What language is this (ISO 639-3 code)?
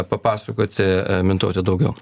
lit